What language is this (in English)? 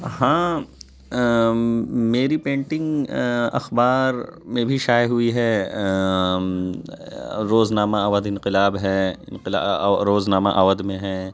Urdu